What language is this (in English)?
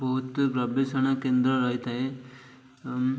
Odia